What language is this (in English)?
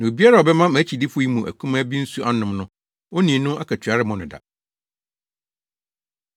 Akan